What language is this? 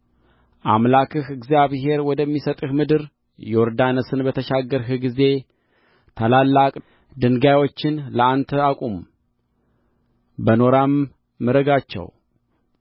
Amharic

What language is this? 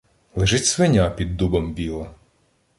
Ukrainian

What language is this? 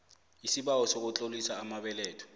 South Ndebele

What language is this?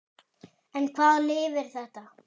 Icelandic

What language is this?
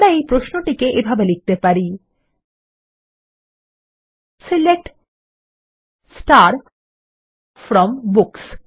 Bangla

